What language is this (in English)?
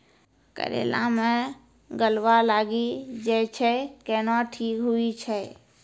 Maithili